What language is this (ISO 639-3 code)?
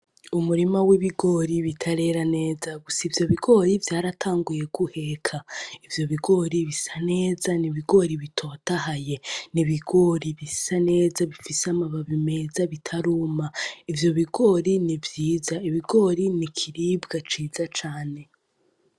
run